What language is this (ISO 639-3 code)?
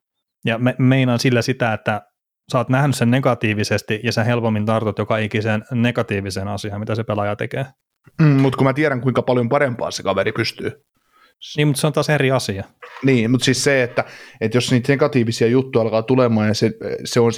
fin